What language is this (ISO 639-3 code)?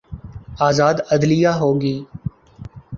urd